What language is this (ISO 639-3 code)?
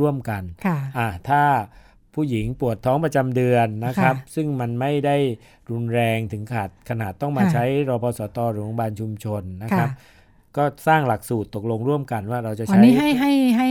tha